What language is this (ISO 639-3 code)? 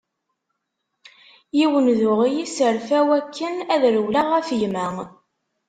kab